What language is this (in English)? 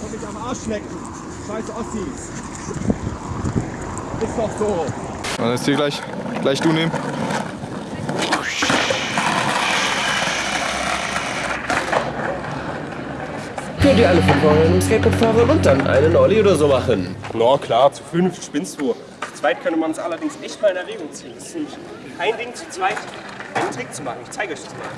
German